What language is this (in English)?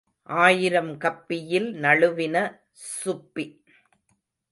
Tamil